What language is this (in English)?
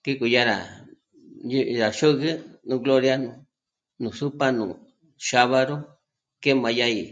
Michoacán Mazahua